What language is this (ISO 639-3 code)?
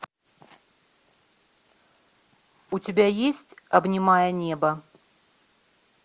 rus